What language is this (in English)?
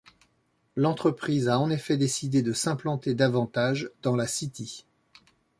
French